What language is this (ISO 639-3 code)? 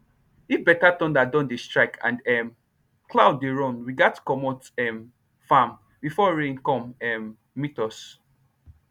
pcm